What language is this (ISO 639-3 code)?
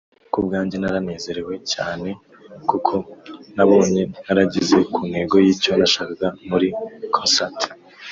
kin